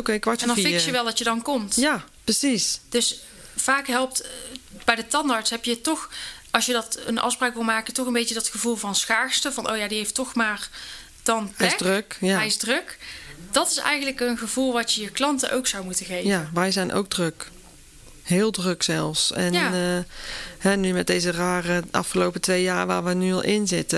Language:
Dutch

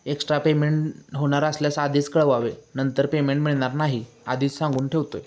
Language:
Marathi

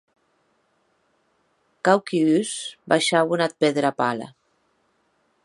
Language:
Occitan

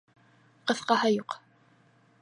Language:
Bashkir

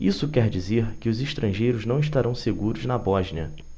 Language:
Portuguese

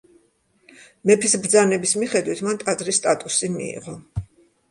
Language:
Georgian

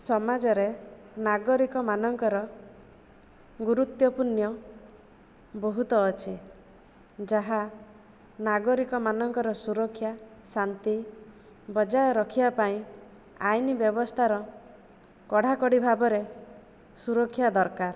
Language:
Odia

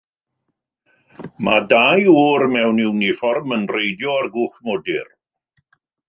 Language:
Welsh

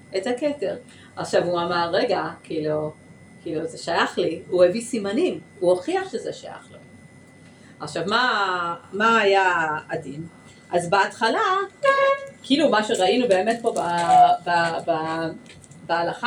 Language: Hebrew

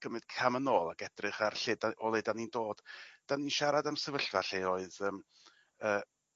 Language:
Welsh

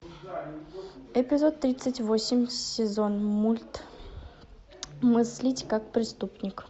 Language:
Russian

